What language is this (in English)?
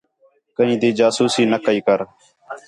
Khetrani